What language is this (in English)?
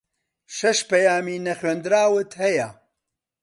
Central Kurdish